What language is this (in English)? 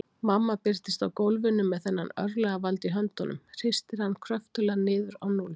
Icelandic